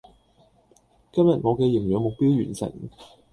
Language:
Cantonese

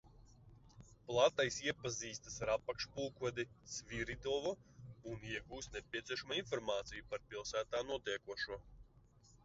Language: Latvian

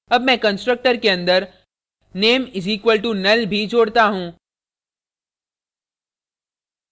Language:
Hindi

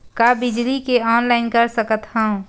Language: Chhattisgarhi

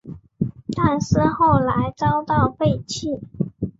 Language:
Chinese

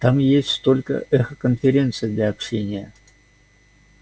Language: Russian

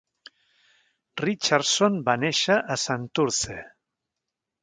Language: Catalan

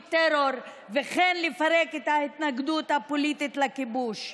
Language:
Hebrew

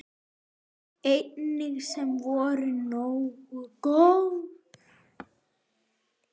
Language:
Icelandic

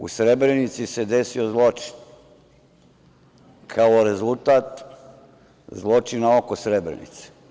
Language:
Serbian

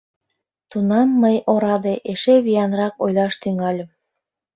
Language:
Mari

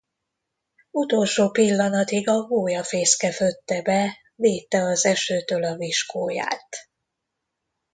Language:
Hungarian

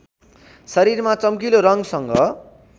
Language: Nepali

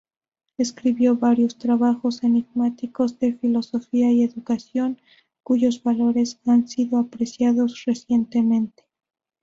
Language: Spanish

